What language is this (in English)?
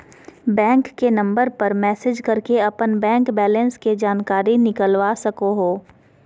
Magahi